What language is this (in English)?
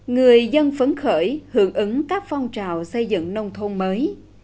Vietnamese